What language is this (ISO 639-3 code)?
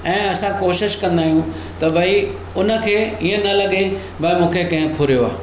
snd